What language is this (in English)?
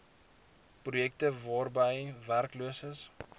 Afrikaans